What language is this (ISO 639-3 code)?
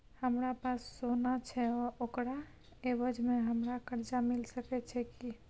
mai